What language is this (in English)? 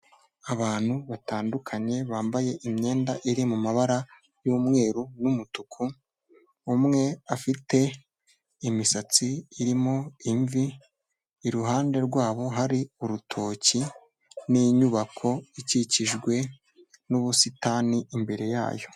Kinyarwanda